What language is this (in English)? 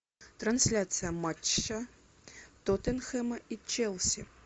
Russian